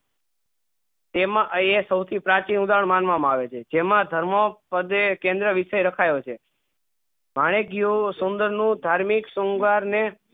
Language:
Gujarati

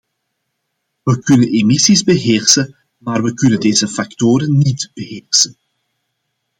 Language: Dutch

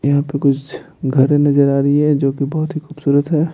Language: Hindi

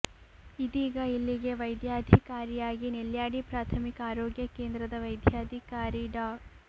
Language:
Kannada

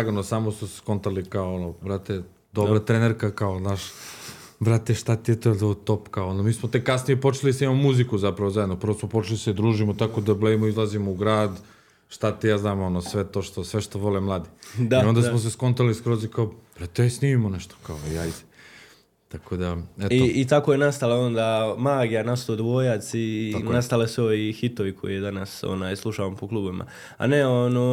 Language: Croatian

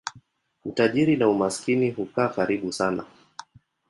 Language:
Swahili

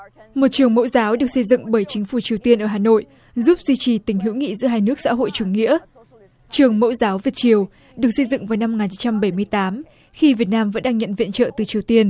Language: Vietnamese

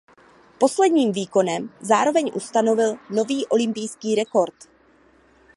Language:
Czech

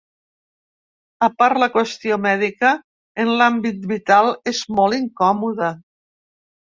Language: Catalan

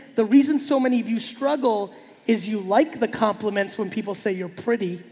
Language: English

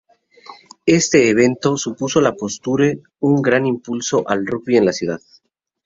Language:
Spanish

